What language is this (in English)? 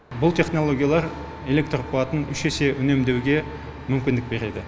Kazakh